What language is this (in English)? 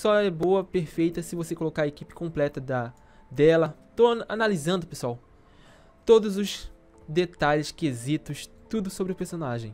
Portuguese